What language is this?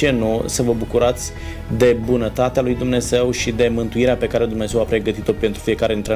Romanian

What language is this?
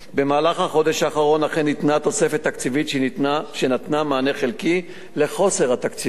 Hebrew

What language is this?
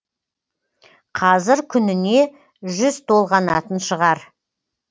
Kazakh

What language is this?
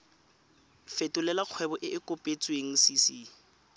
Tswana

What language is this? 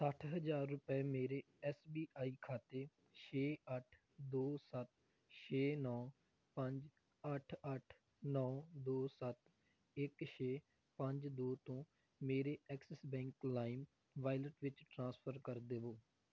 Punjabi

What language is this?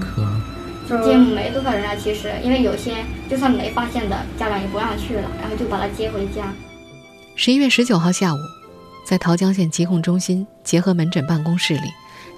Chinese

